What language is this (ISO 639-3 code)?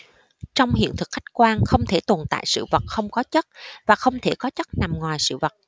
vie